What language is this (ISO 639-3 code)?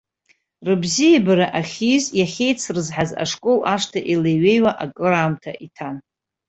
abk